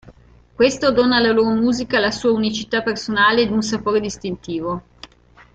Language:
Italian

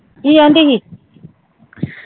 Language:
Punjabi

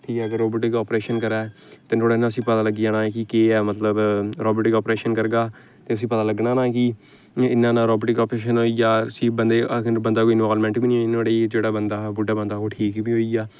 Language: Dogri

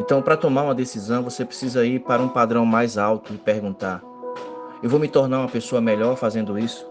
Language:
Portuguese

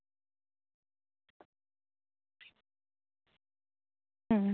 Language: Santali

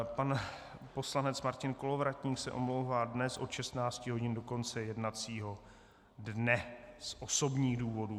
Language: Czech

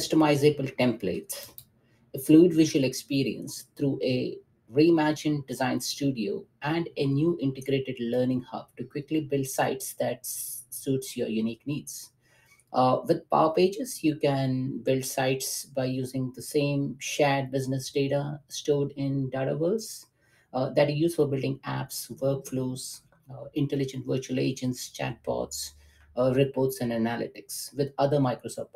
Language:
English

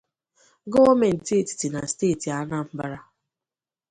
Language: Igbo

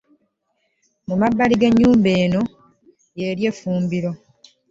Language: Ganda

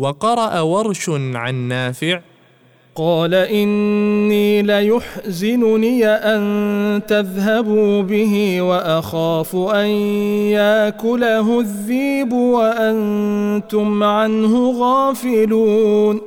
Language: Arabic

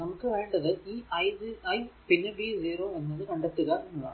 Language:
Malayalam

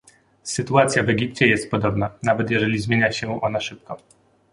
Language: Polish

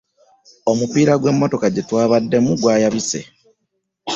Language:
Ganda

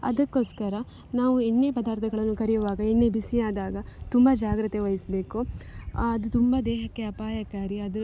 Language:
Kannada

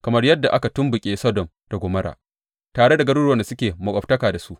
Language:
Hausa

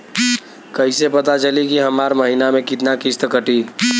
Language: Bhojpuri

